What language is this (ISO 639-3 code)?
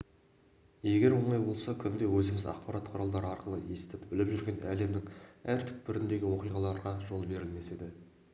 kaz